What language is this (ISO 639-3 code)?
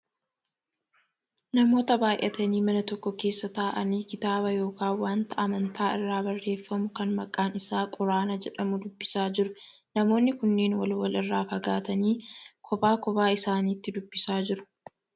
orm